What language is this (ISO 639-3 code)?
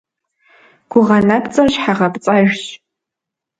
kbd